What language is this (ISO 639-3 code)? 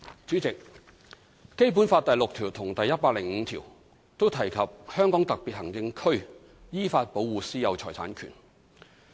yue